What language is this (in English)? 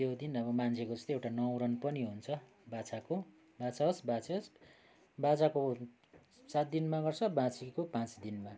Nepali